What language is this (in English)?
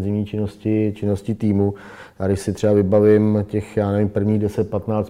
Czech